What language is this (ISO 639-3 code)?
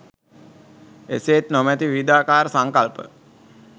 sin